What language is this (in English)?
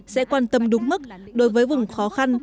Vietnamese